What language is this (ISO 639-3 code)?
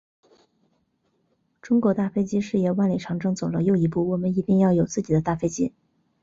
zho